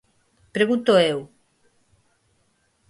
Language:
Galician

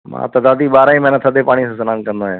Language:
Sindhi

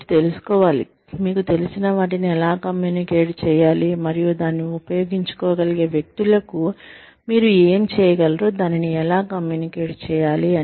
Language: Telugu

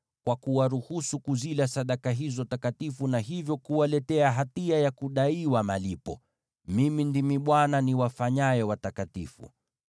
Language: Swahili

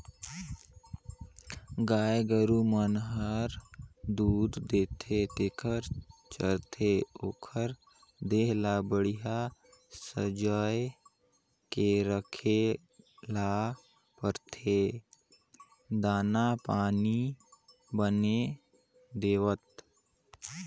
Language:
Chhattisgarhi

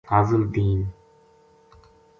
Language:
Gujari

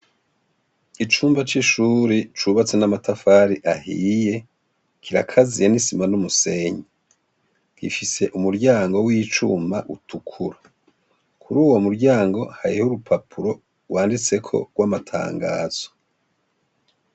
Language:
Rundi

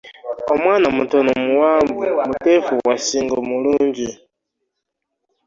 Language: Ganda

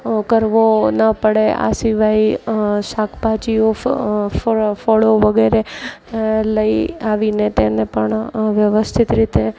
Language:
Gujarati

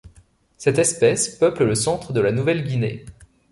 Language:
French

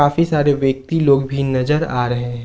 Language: Hindi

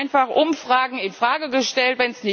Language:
German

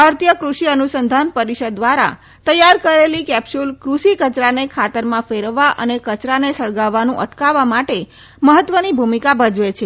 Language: Gujarati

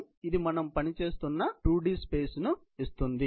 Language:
Telugu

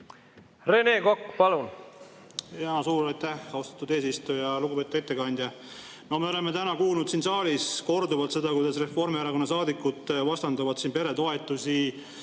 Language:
Estonian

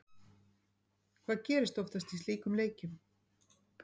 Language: Icelandic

